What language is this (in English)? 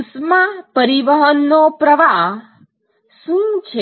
Gujarati